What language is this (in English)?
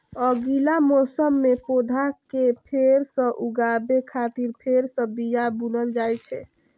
Maithili